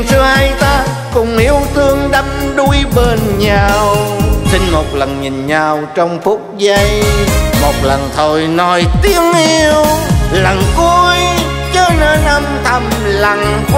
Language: Vietnamese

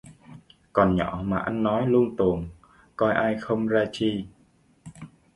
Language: Vietnamese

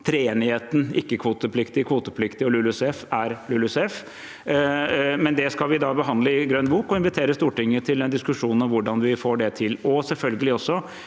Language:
Norwegian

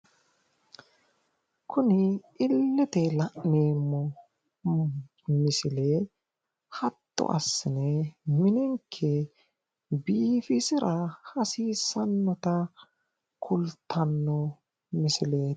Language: Sidamo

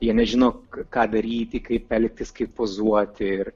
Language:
Lithuanian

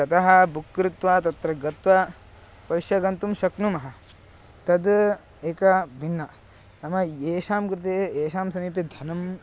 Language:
Sanskrit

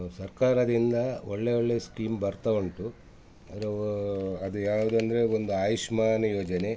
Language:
Kannada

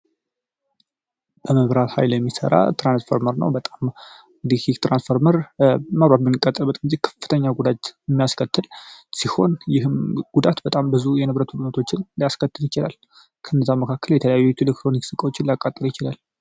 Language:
Amharic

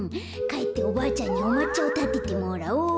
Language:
Japanese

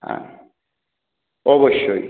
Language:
Bangla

